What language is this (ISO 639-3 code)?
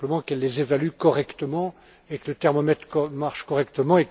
fra